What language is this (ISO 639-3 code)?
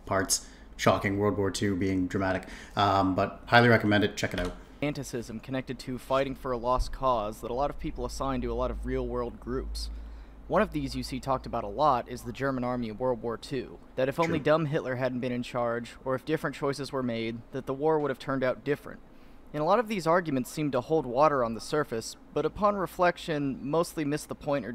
eng